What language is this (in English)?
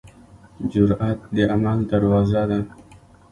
Pashto